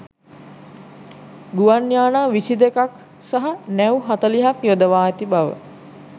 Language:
Sinhala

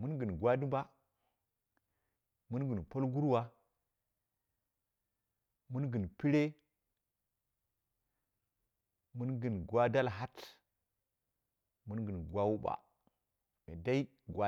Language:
Dera (Nigeria)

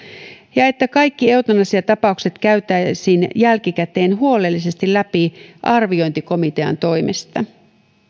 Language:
Finnish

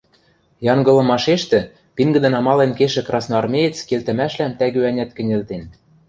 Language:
Western Mari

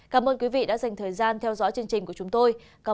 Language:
Vietnamese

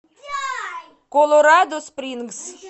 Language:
Russian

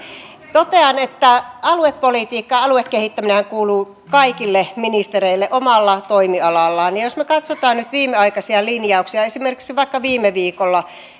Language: Finnish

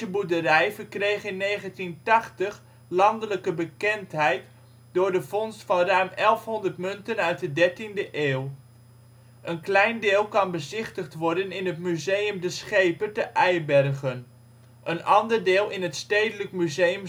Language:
Dutch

